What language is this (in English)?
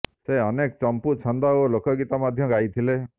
Odia